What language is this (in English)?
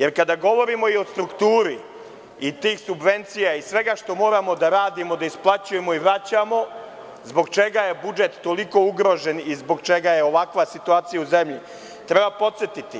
Serbian